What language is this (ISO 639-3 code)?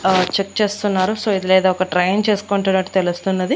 tel